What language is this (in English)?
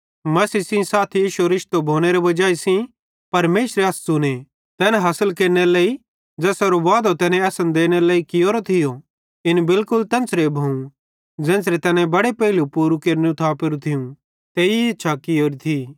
Bhadrawahi